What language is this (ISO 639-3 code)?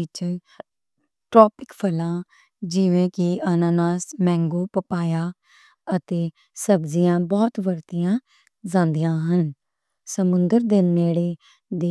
lah